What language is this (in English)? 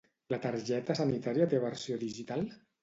Catalan